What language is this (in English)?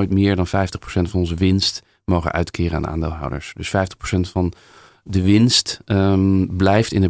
Dutch